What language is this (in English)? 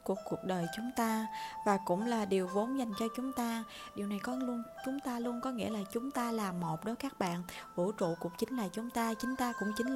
Vietnamese